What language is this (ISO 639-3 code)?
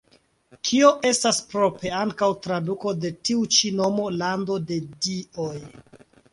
epo